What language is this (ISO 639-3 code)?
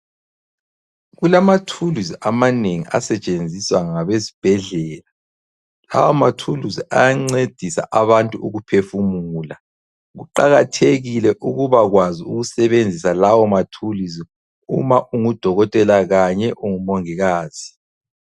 nde